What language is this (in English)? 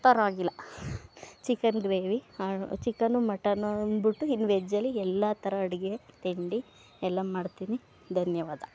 Kannada